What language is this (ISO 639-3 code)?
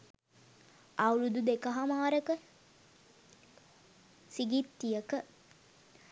sin